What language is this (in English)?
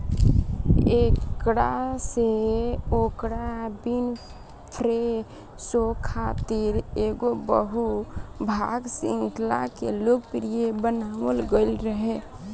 Bhojpuri